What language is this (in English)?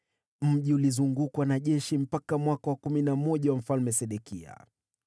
Swahili